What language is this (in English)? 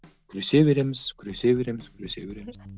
Kazakh